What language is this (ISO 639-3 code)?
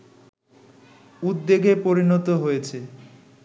ben